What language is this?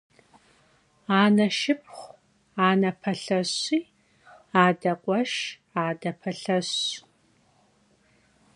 Kabardian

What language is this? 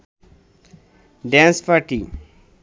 Bangla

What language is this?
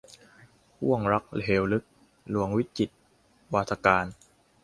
Thai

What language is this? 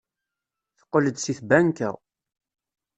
Kabyle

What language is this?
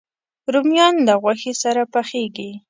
Pashto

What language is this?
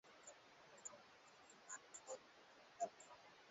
Swahili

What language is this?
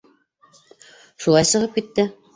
Bashkir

